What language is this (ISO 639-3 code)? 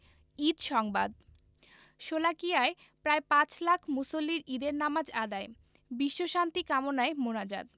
ben